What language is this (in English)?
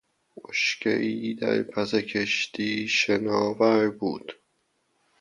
Persian